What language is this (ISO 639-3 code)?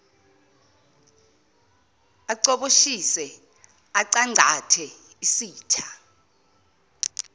zul